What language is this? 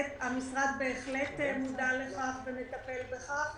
Hebrew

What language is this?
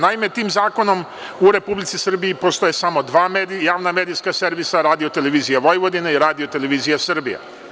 Serbian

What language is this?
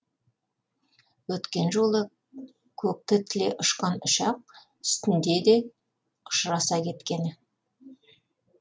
Kazakh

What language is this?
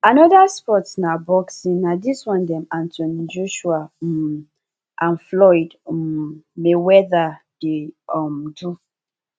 Nigerian Pidgin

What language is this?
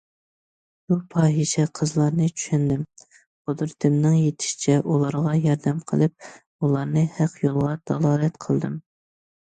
Uyghur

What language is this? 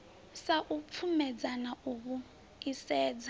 Venda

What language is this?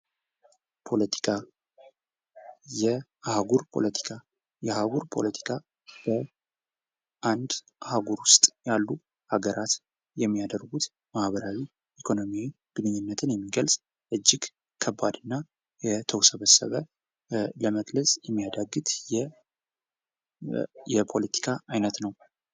Amharic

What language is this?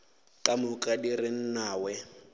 Northern Sotho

